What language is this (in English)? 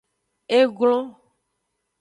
Aja (Benin)